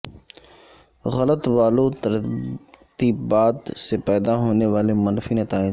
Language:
Urdu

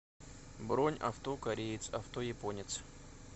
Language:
Russian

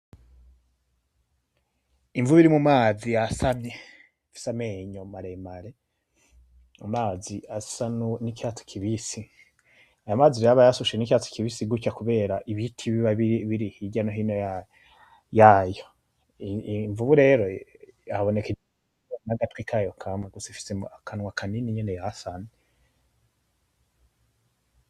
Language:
Rundi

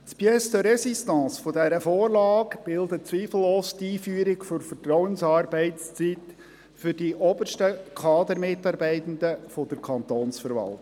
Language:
Swiss German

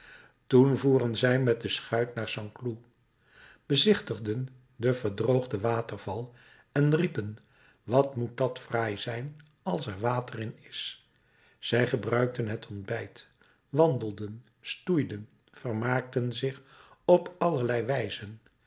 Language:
Dutch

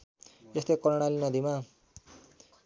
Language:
Nepali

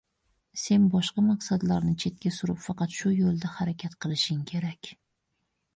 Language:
Uzbek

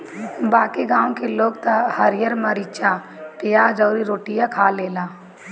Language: Bhojpuri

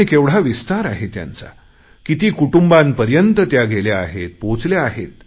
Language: Marathi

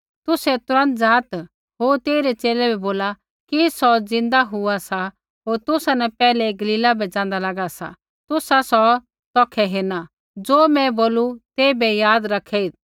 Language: Kullu Pahari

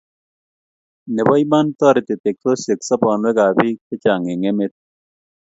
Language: Kalenjin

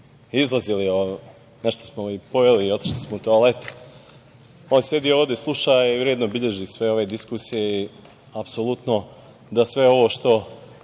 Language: Serbian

